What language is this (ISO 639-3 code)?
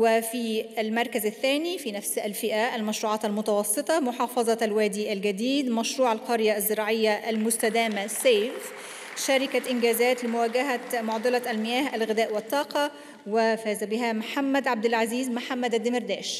ara